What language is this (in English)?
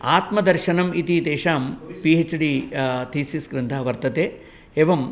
Sanskrit